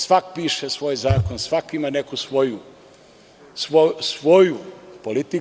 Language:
Serbian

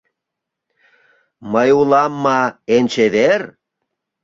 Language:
Mari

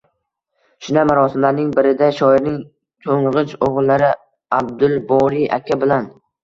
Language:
Uzbek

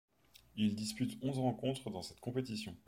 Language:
French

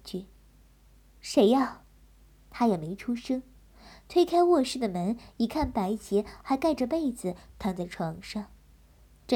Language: Chinese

